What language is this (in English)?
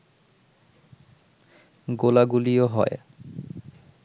Bangla